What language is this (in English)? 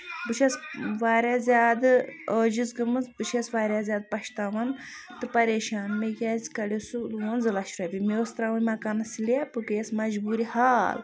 Kashmiri